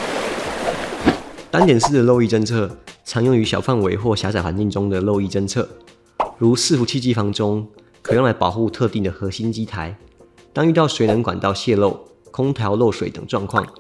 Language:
Chinese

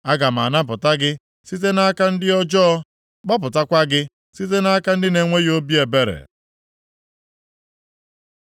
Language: Igbo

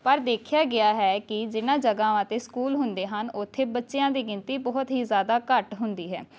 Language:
Punjabi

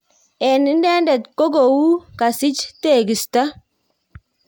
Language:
Kalenjin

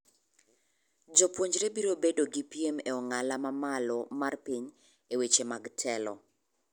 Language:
Luo (Kenya and Tanzania)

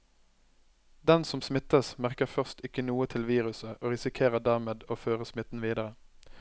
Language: Norwegian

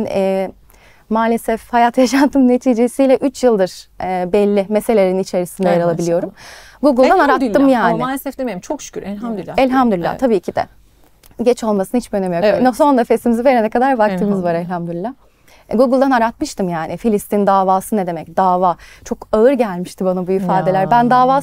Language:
Turkish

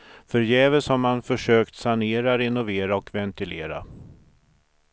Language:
Swedish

